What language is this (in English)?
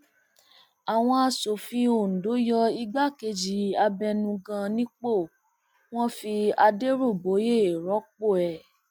Yoruba